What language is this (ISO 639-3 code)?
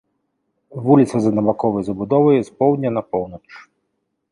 bel